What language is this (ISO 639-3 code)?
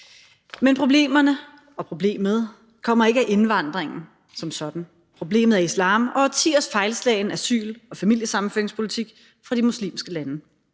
dan